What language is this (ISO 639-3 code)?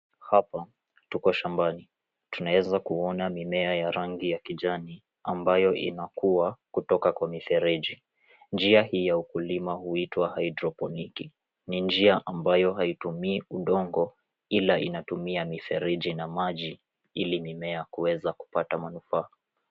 swa